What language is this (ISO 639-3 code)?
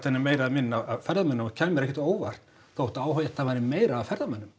isl